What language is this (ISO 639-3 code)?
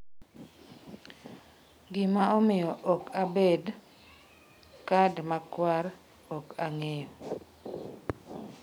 luo